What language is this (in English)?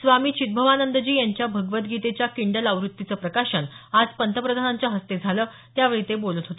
Marathi